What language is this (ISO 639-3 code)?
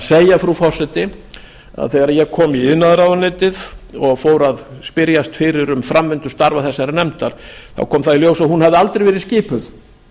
isl